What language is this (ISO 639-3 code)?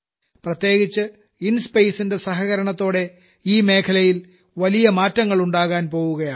mal